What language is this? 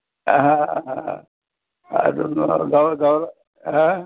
Marathi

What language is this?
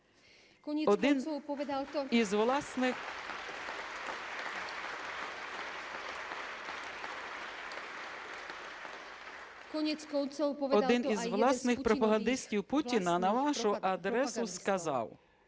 Ukrainian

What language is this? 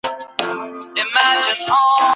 Pashto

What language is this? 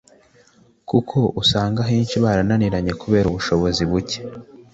Kinyarwanda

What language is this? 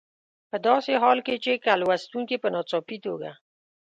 Pashto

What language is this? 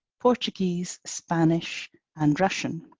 English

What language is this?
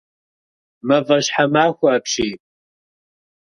Kabardian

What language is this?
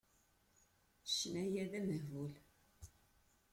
Kabyle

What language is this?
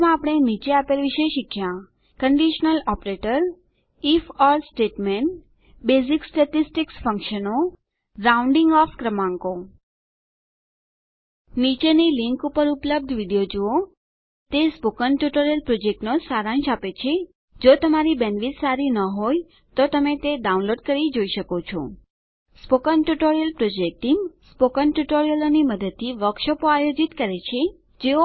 Gujarati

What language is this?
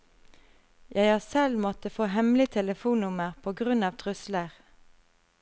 Norwegian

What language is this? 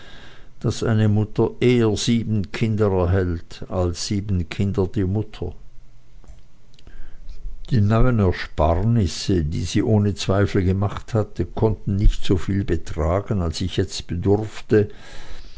German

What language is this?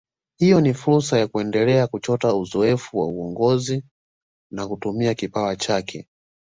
Swahili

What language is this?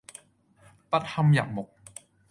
Cantonese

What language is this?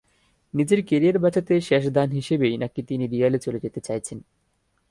Bangla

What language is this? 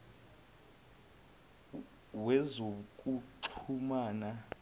Zulu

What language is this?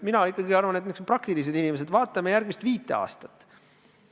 Estonian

